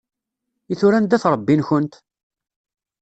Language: Kabyle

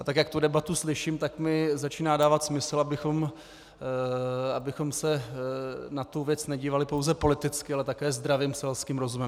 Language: Czech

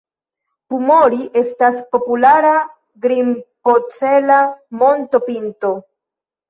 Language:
Esperanto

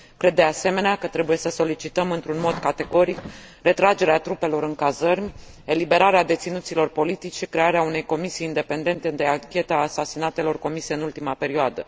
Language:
Romanian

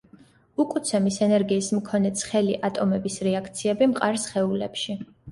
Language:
Georgian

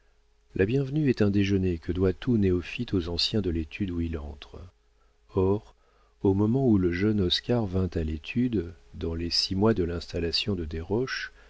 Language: French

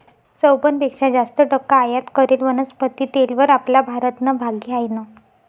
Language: Marathi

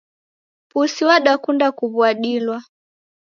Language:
Taita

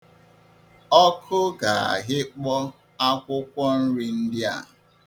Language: Igbo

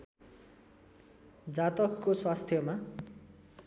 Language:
Nepali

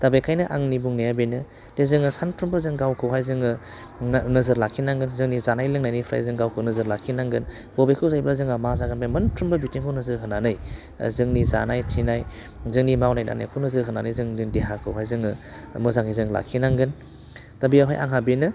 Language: Bodo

